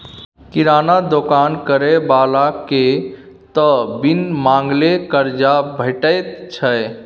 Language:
Maithili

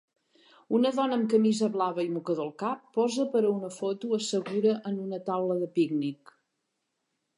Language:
Catalan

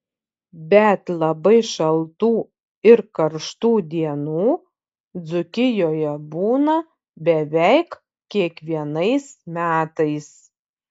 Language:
Lithuanian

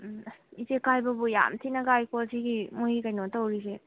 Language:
Manipuri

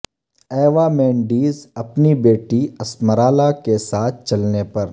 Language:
Urdu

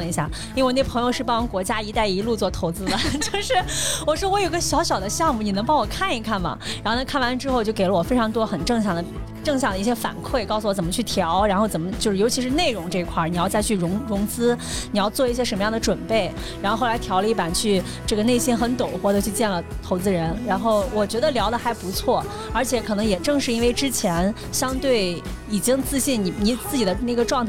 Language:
Chinese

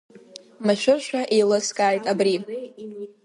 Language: Abkhazian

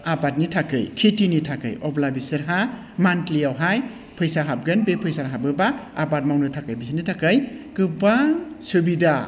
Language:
Bodo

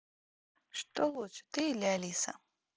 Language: Russian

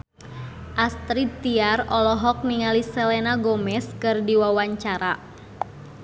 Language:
Sundanese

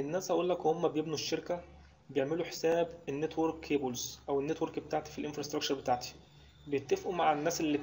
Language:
Arabic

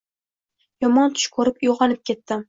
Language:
Uzbek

